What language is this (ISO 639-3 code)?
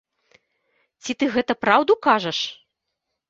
bel